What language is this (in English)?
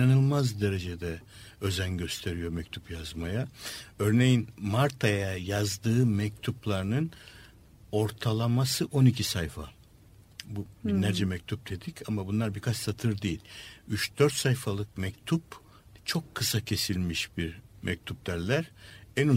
Turkish